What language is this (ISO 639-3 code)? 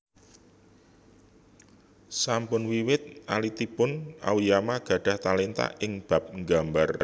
jav